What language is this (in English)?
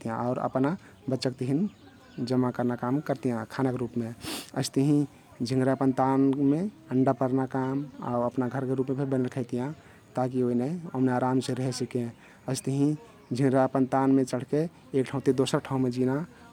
Kathoriya Tharu